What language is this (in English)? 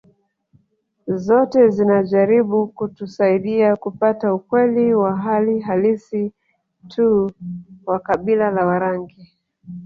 Swahili